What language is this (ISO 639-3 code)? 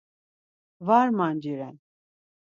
lzz